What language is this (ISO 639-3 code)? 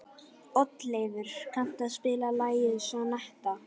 isl